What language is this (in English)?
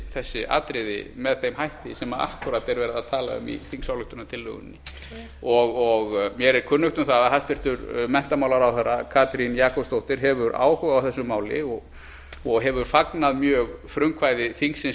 Icelandic